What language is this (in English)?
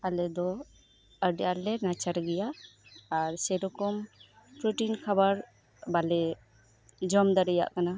Santali